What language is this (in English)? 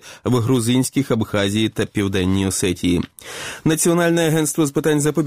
Ukrainian